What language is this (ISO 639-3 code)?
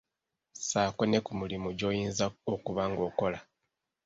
lug